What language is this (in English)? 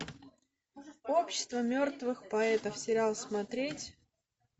Russian